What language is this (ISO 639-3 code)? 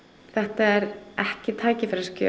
isl